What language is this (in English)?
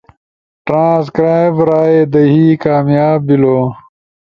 Ushojo